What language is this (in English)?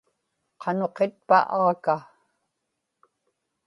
Inupiaq